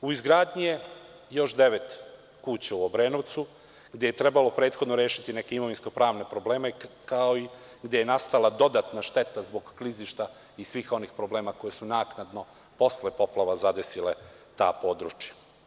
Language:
Serbian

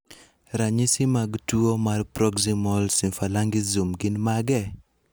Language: Luo (Kenya and Tanzania)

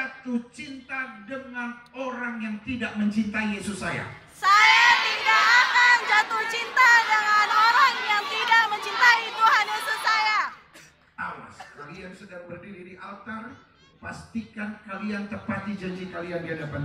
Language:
Indonesian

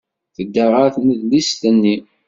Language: Kabyle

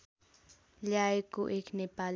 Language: Nepali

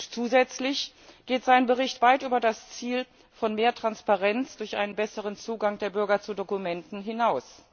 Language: German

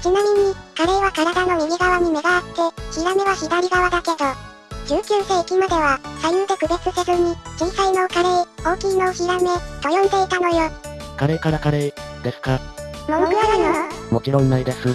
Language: Japanese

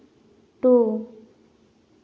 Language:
Santali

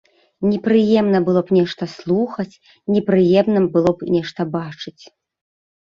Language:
Belarusian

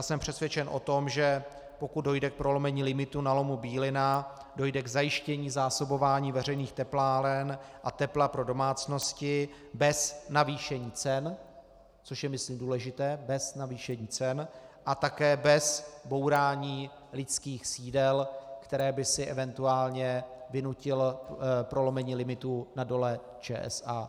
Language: Czech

